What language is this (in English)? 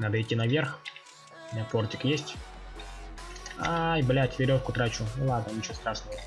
Russian